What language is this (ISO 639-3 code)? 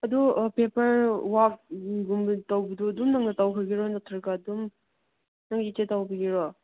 mni